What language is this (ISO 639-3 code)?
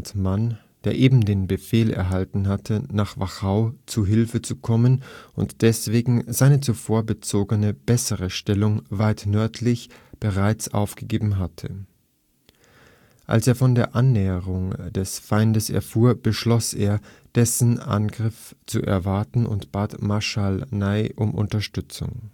deu